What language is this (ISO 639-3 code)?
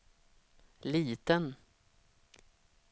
swe